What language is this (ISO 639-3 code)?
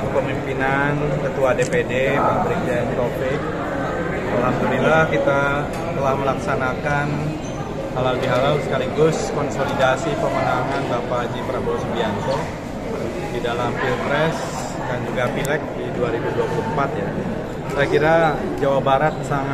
ind